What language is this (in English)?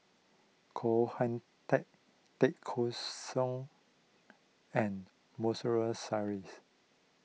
English